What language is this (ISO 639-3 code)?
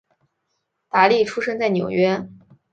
zho